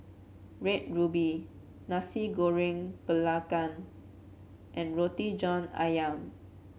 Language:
English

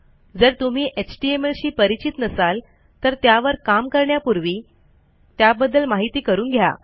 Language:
Marathi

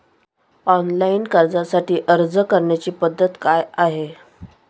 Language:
Marathi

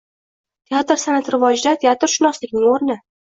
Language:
Uzbek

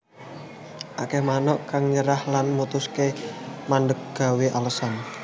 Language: Javanese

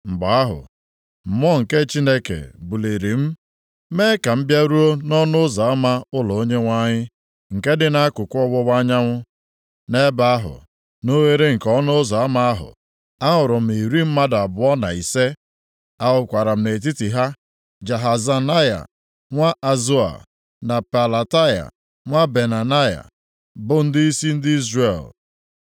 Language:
Igbo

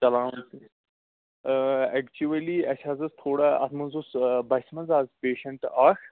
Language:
Kashmiri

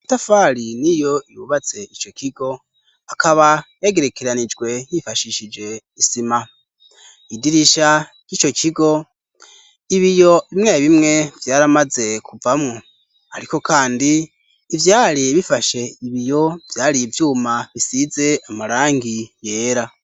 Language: Rundi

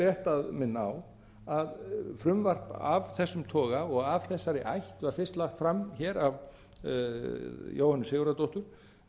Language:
Icelandic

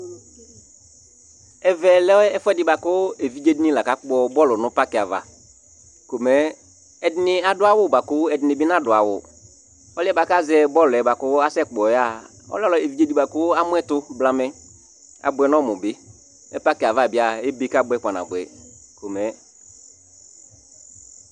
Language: Ikposo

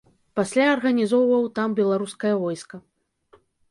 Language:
Belarusian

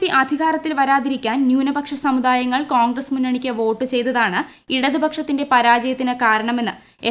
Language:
Malayalam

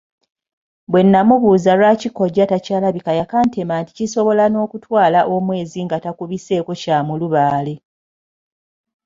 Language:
Ganda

